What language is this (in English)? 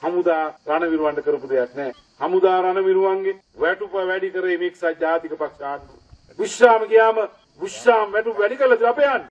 Dutch